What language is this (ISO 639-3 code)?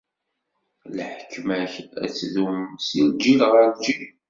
kab